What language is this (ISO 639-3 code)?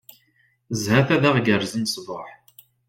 kab